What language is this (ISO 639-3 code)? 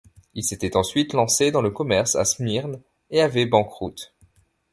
fra